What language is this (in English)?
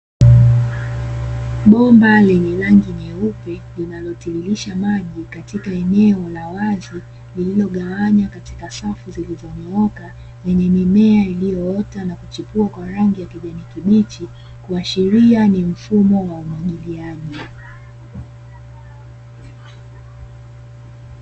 Swahili